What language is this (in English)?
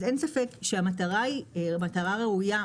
Hebrew